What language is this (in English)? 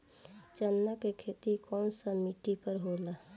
Bhojpuri